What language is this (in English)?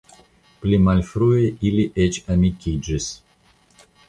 Esperanto